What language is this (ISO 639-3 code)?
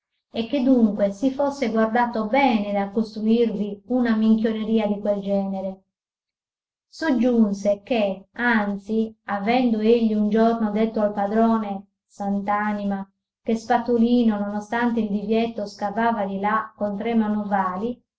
ita